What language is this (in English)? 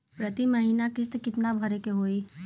Bhojpuri